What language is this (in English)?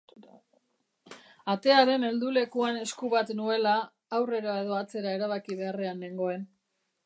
Basque